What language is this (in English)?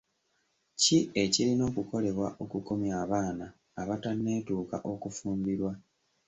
Ganda